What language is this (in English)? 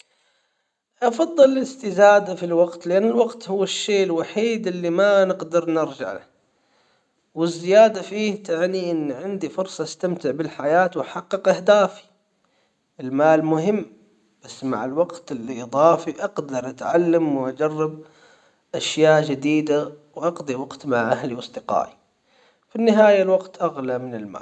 Hijazi Arabic